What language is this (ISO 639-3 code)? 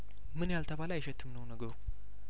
amh